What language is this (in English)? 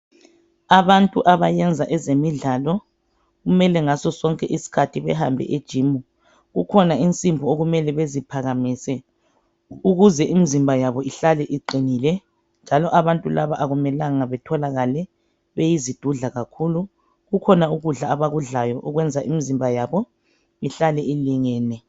North Ndebele